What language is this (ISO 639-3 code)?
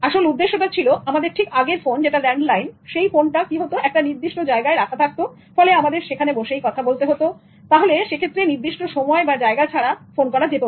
ben